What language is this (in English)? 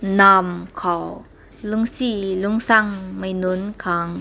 Rongmei Naga